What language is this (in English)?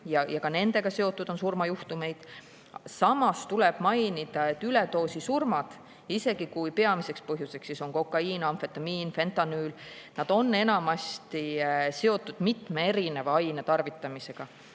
Estonian